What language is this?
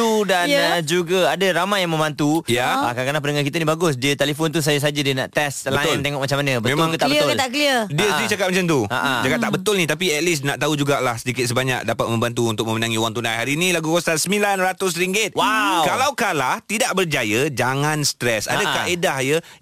Malay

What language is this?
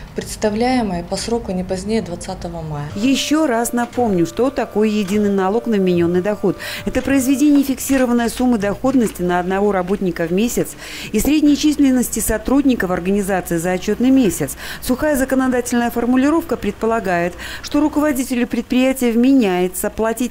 Russian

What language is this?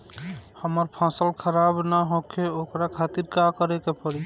Bhojpuri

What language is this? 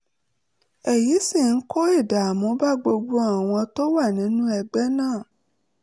Yoruba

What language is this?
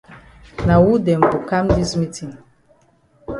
Cameroon Pidgin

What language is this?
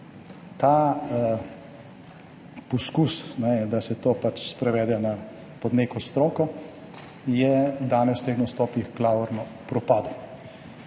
Slovenian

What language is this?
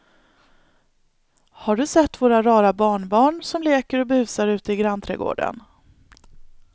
Swedish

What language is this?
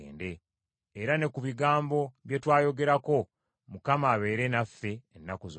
Ganda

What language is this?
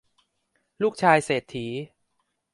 Thai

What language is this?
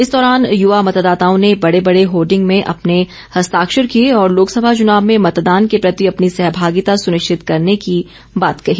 Hindi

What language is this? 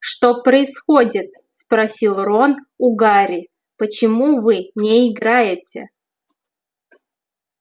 Russian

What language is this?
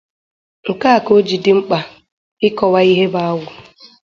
Igbo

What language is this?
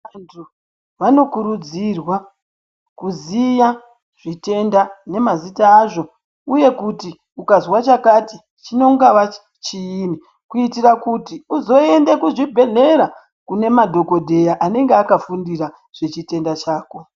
Ndau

